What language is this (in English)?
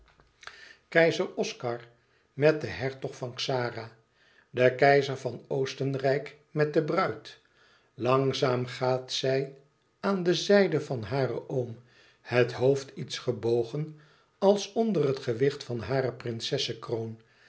Dutch